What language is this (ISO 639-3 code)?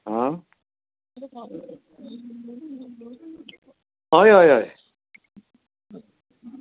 kok